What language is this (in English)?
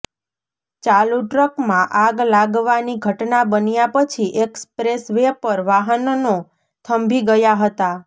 Gujarati